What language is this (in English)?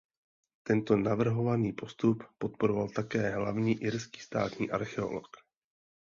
Czech